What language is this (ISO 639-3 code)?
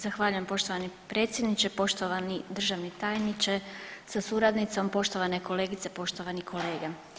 hrv